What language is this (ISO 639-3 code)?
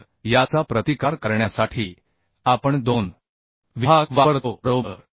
mar